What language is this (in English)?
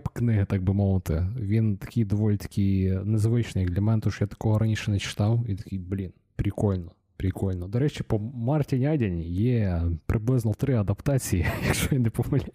Ukrainian